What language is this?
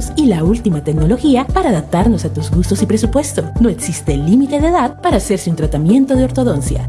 Spanish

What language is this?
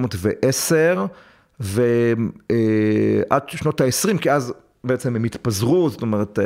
Hebrew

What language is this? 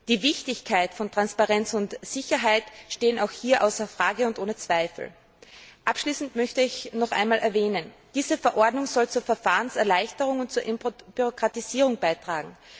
German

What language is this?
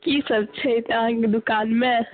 Maithili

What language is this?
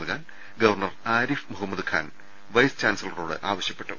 Malayalam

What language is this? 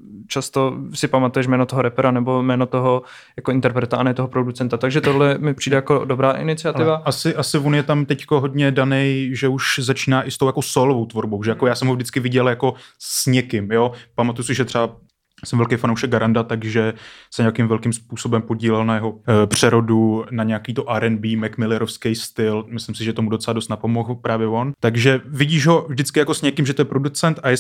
Czech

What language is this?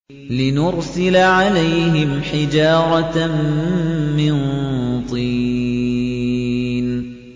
Arabic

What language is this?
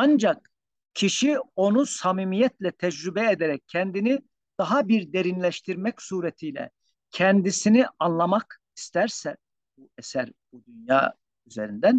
Turkish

